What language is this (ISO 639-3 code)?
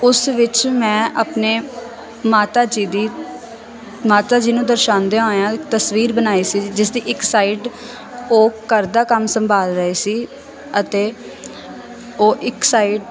pan